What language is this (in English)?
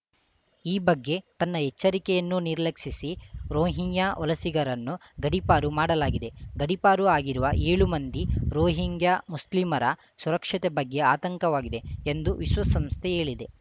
Kannada